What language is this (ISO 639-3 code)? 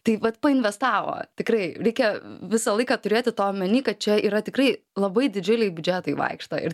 lit